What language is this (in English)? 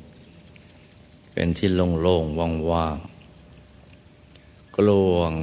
Thai